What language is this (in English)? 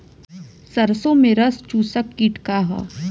Bhojpuri